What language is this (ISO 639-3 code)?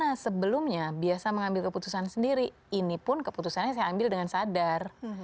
ind